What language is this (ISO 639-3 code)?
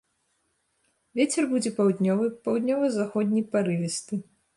bel